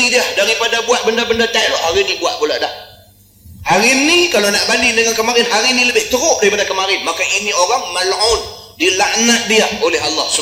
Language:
Malay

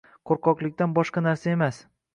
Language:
Uzbek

